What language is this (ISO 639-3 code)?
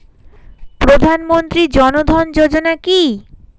ben